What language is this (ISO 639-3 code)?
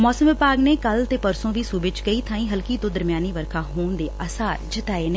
pan